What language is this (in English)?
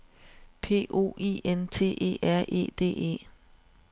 Danish